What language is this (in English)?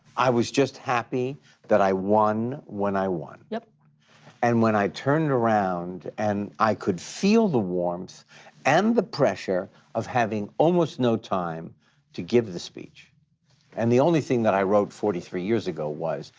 English